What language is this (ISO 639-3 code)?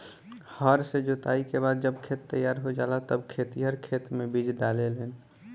bho